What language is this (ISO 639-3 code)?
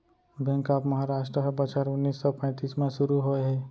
hne